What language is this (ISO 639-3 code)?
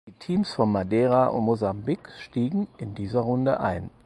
deu